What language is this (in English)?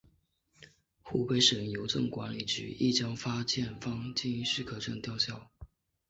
Chinese